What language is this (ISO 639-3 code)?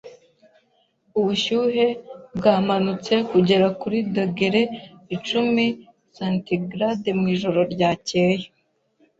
kin